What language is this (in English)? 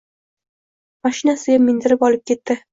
Uzbek